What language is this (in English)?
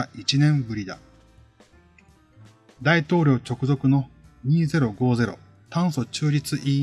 Japanese